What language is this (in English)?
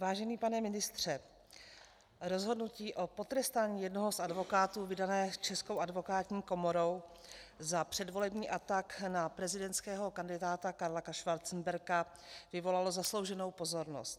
Czech